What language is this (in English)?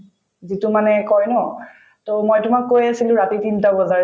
Assamese